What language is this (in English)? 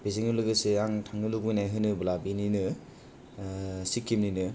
Bodo